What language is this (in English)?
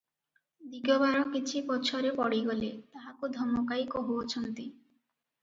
Odia